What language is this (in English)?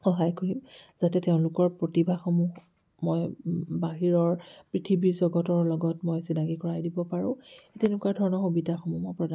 Assamese